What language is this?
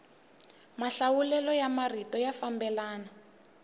Tsonga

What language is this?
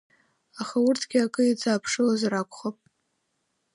Abkhazian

